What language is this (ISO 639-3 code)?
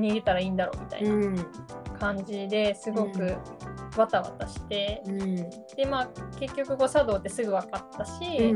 jpn